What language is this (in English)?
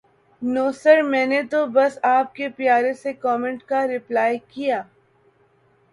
Urdu